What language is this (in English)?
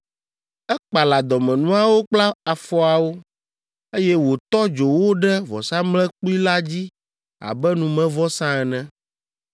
Ewe